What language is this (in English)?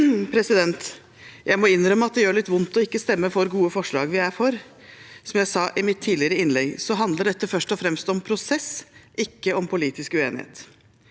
Norwegian